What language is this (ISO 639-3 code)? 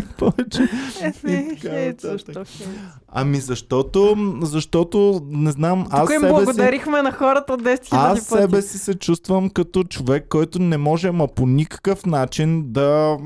bul